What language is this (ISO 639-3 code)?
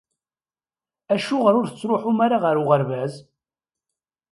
kab